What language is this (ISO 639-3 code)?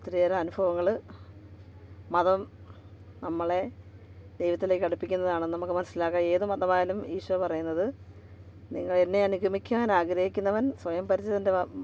mal